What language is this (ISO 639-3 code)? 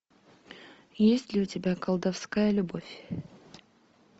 rus